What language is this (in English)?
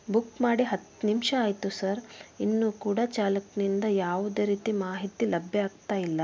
Kannada